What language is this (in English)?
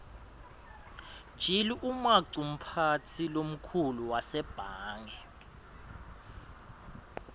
Swati